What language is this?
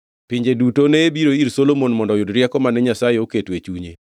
Luo (Kenya and Tanzania)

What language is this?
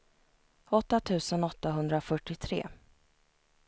Swedish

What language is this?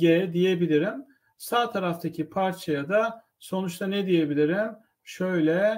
Turkish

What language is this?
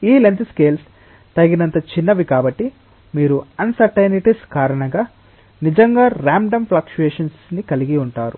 Telugu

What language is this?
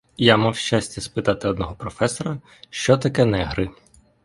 Ukrainian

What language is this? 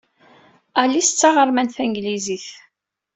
Kabyle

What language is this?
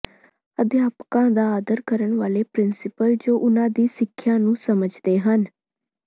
Punjabi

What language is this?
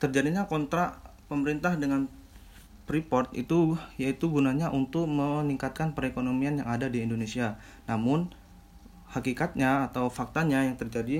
Indonesian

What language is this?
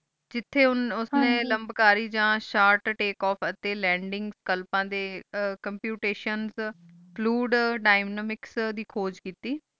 Punjabi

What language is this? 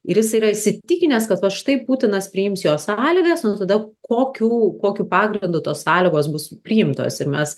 Lithuanian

